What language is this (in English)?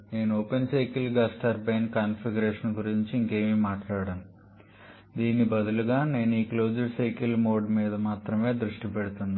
Telugu